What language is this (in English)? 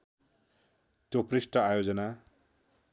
Nepali